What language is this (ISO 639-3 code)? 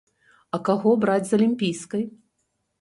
bel